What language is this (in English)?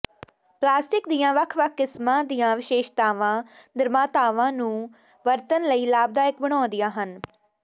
Punjabi